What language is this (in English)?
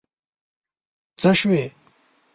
Pashto